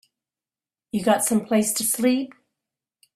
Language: English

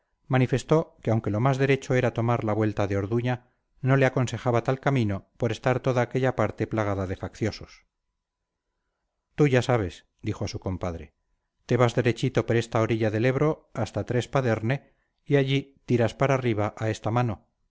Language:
Spanish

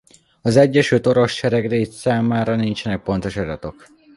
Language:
Hungarian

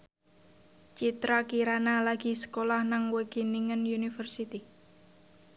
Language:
Javanese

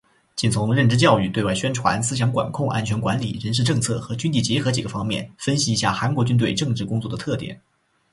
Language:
Chinese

